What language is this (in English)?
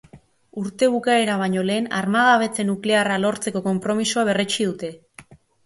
Basque